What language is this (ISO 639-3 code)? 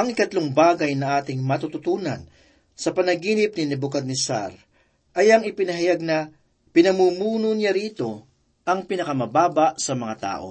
fil